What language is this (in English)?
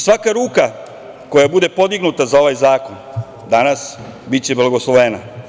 Serbian